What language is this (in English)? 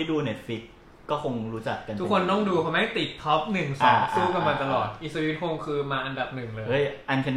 Thai